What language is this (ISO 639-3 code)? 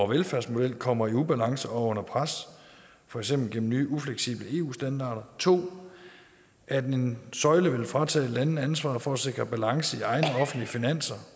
dan